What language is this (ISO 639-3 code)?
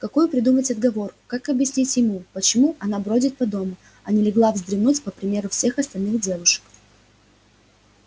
rus